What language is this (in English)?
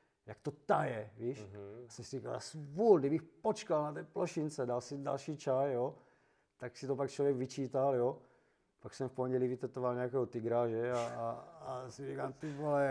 Czech